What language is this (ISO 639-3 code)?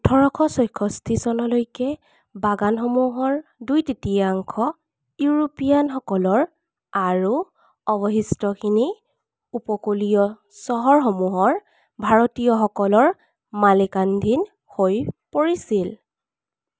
asm